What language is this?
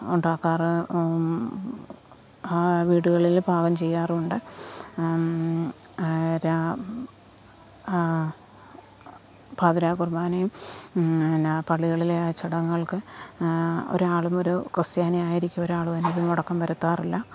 Malayalam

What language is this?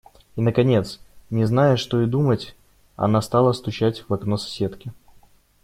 Russian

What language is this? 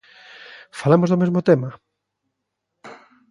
Galician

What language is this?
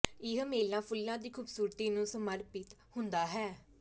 Punjabi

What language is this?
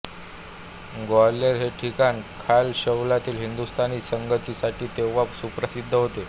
Marathi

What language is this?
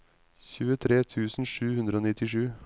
Norwegian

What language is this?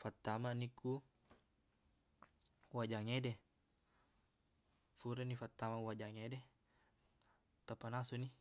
Buginese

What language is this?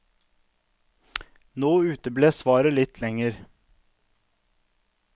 Norwegian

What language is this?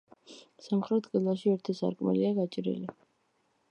Georgian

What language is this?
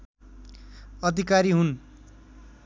Nepali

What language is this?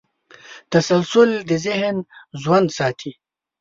Pashto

